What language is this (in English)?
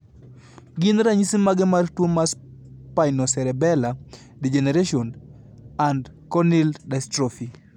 Luo (Kenya and Tanzania)